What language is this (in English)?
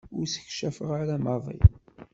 Kabyle